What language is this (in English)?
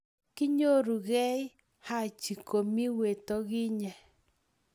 Kalenjin